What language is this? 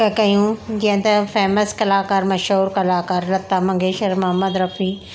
Sindhi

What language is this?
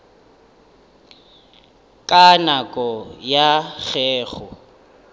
Northern Sotho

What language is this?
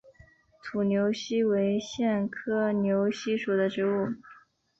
Chinese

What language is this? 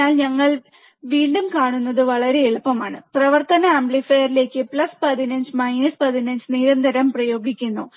Malayalam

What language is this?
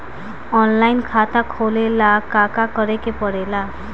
Bhojpuri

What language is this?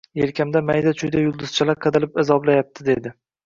Uzbek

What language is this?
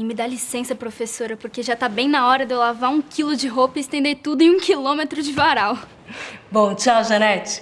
Portuguese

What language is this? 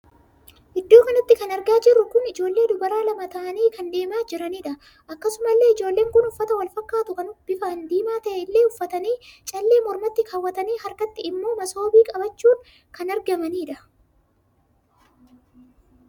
Oromo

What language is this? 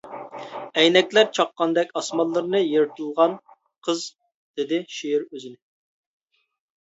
Uyghur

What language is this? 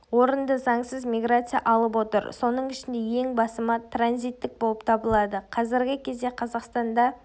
Kazakh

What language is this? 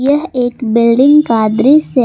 Hindi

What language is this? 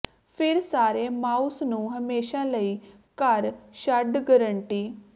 Punjabi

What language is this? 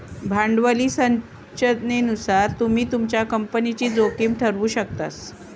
Marathi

